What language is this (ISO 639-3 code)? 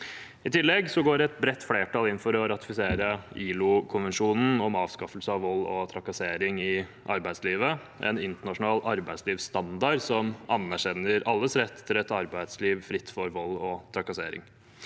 nor